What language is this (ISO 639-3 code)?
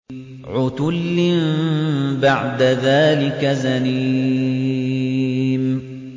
ara